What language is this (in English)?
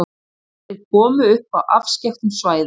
Icelandic